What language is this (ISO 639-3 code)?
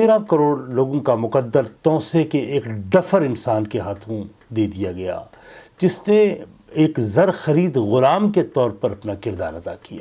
urd